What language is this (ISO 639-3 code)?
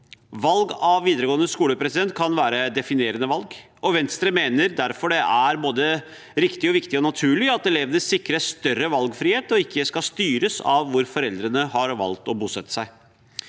nor